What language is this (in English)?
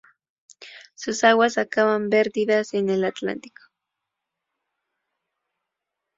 Spanish